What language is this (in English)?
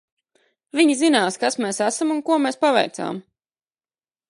Latvian